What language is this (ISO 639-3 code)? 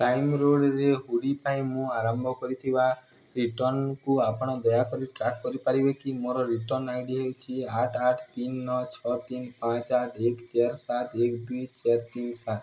ori